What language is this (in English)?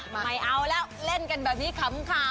Thai